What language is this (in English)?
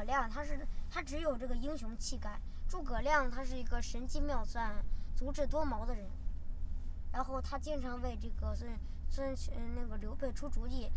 Chinese